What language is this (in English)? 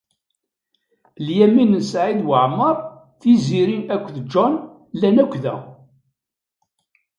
Kabyle